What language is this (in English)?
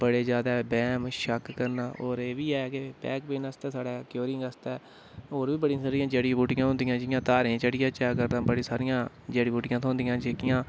Dogri